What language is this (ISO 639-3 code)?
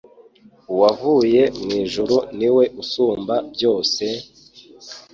kin